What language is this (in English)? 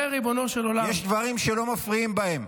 Hebrew